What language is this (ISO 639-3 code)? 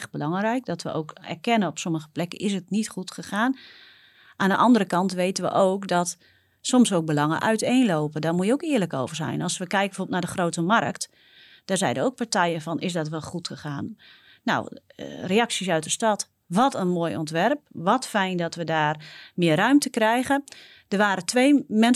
nld